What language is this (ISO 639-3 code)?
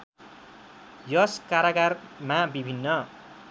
nep